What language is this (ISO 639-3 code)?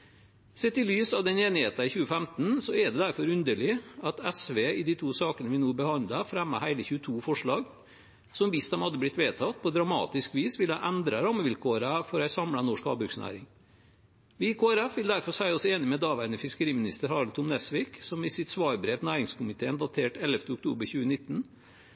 nob